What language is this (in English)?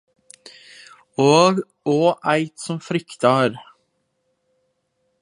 Norwegian Nynorsk